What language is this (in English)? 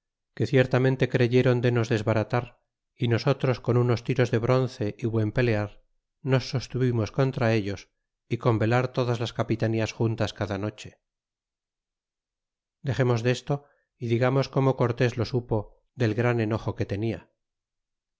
Spanish